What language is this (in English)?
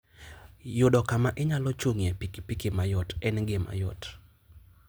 Luo (Kenya and Tanzania)